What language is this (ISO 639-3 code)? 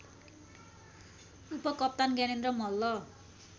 nep